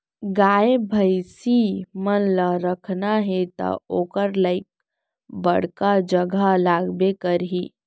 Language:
Chhattisgarhi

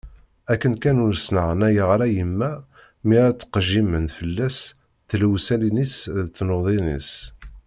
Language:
Kabyle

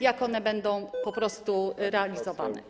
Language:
Polish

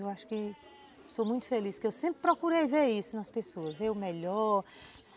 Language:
Portuguese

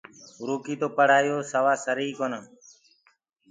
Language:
Gurgula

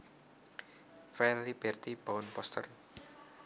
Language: Javanese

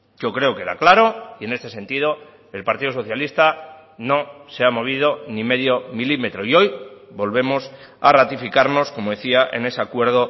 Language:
Spanish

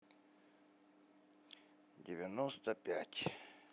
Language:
Russian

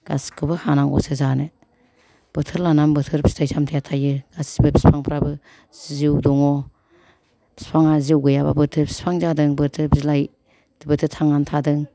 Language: Bodo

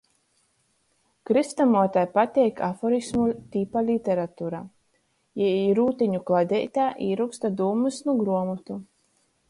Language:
Latgalian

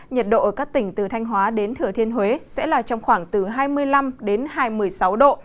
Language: Vietnamese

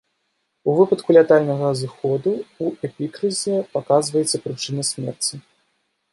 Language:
Belarusian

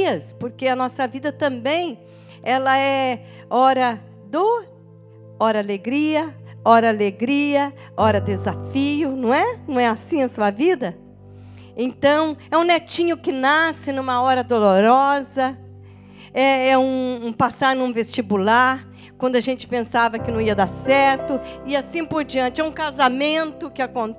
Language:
Portuguese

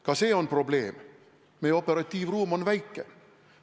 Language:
Estonian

